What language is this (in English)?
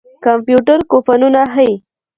Pashto